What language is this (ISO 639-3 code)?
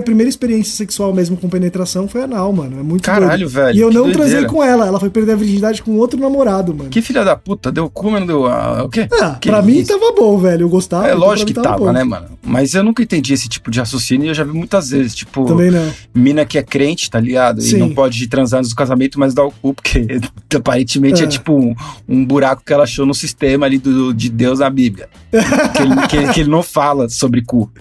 por